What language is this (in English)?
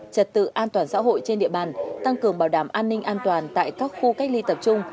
Vietnamese